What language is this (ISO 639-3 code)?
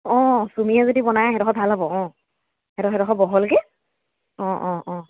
asm